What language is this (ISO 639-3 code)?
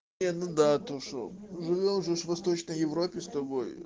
rus